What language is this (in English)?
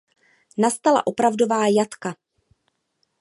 Czech